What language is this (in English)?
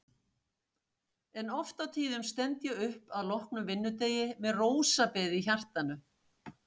Icelandic